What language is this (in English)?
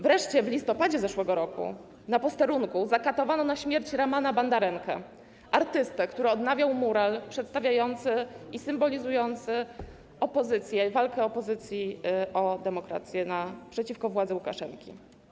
Polish